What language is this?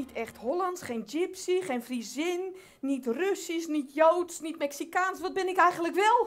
Dutch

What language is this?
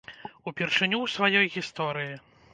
Belarusian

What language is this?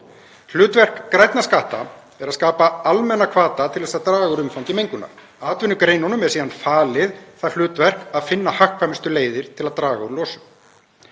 Icelandic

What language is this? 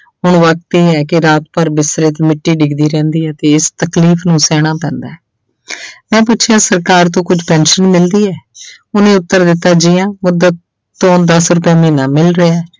Punjabi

